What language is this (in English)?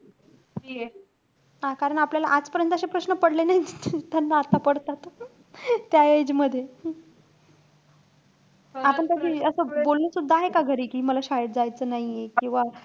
Marathi